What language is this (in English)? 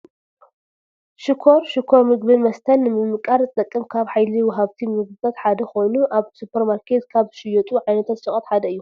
Tigrinya